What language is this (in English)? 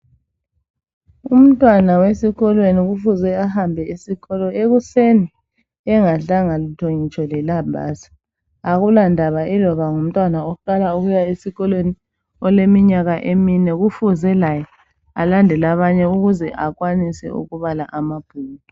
North Ndebele